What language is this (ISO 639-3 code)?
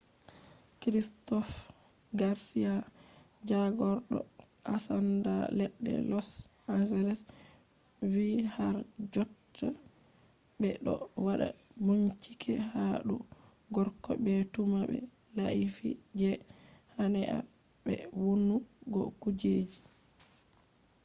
ful